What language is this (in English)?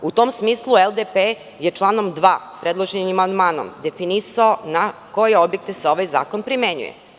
Serbian